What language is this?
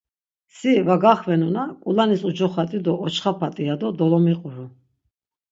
Laz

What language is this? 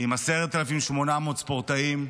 Hebrew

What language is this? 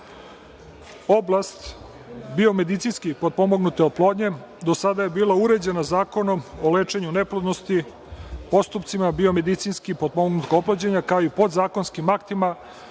Serbian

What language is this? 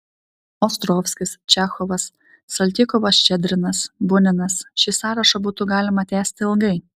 Lithuanian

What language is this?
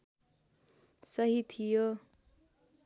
Nepali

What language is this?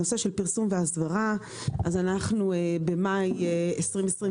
Hebrew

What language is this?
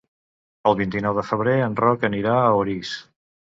Catalan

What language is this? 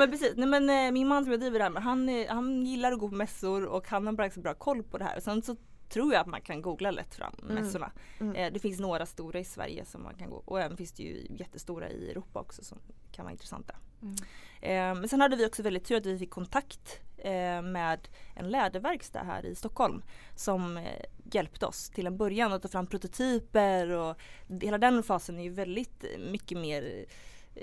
Swedish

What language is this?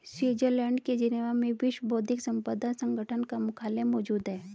Hindi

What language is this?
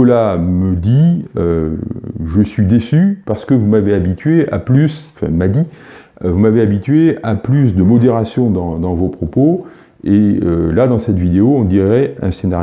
French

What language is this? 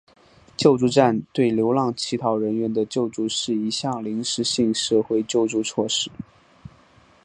Chinese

